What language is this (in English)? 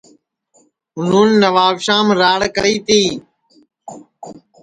Sansi